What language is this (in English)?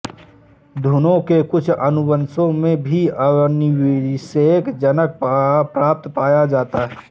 Hindi